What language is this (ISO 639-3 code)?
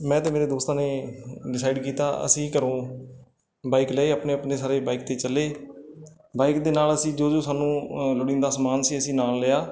pan